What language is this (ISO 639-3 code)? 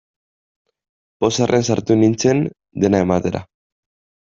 eus